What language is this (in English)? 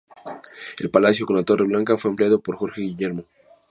Spanish